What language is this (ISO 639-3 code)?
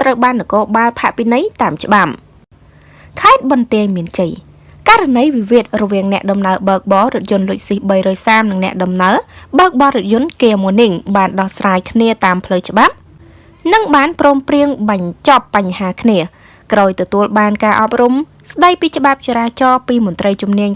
vie